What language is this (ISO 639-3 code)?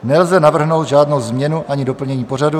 ces